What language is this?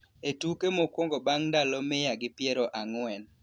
Luo (Kenya and Tanzania)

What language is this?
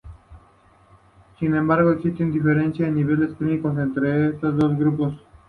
Spanish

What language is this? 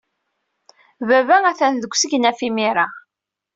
Kabyle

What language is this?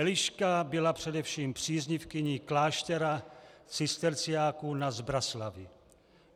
Czech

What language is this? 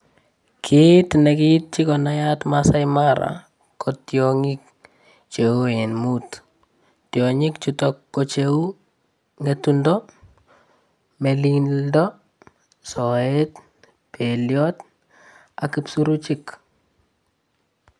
Kalenjin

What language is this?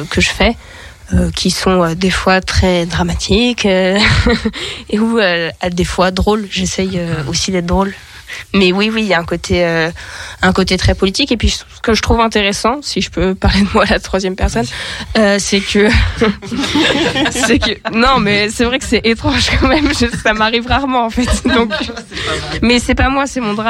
French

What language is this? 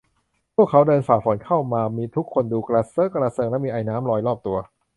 Thai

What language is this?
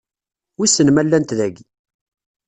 Kabyle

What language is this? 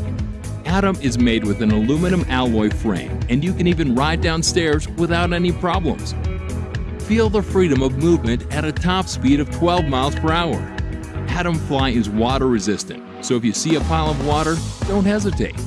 English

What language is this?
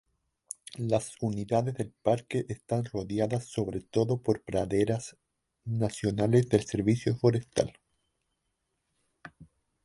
Spanish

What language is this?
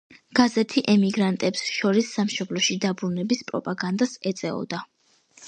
Georgian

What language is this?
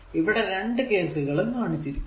Malayalam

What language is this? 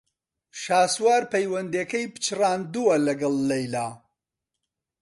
Central Kurdish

